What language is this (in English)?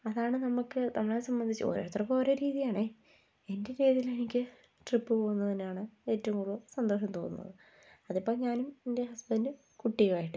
Malayalam